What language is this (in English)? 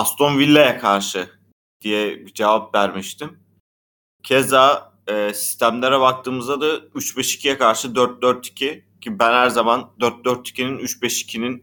Turkish